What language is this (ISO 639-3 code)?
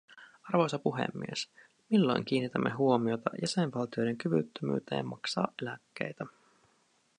fin